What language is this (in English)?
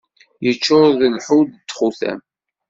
Kabyle